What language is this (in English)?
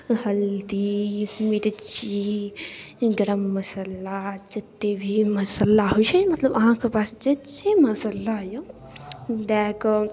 Maithili